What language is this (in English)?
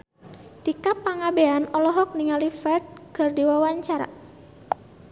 Sundanese